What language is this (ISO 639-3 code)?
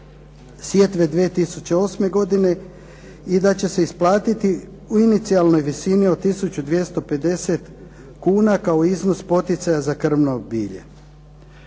hrv